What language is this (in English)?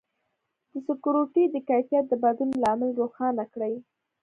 Pashto